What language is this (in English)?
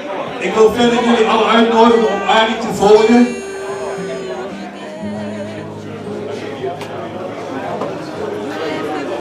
Dutch